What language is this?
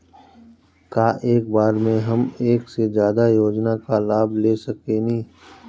Bhojpuri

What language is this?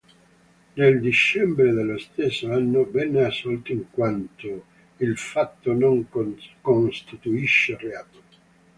Italian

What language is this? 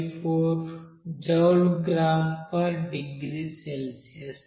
Telugu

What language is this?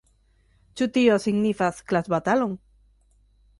Esperanto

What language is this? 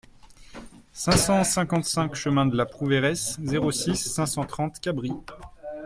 French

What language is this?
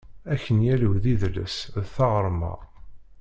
Kabyle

